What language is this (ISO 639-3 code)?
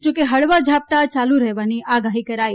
guj